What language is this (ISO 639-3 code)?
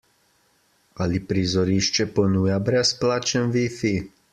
slv